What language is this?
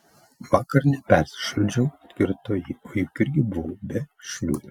Lithuanian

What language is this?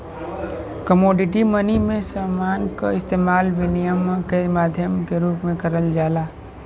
Bhojpuri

